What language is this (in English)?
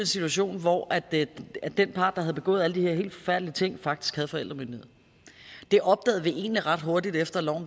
Danish